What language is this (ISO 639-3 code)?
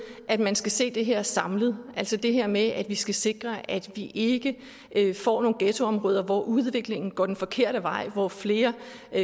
dan